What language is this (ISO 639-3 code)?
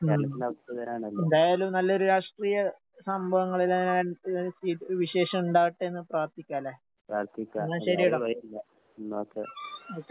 mal